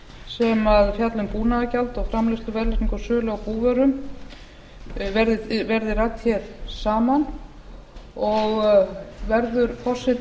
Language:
Icelandic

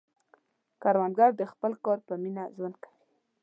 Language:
Pashto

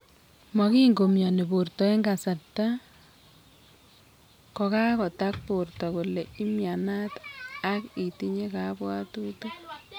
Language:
Kalenjin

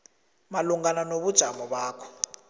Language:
South Ndebele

